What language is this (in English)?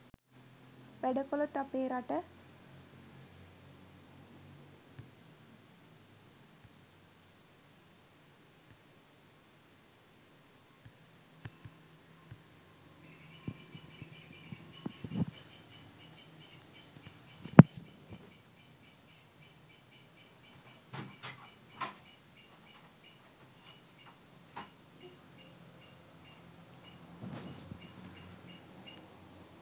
Sinhala